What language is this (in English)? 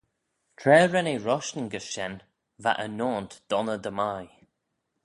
Manx